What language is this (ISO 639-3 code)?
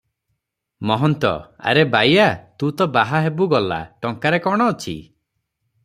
ori